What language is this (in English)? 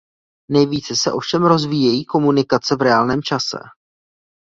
Czech